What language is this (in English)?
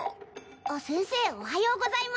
Japanese